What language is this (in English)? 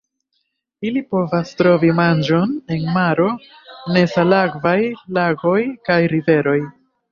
Esperanto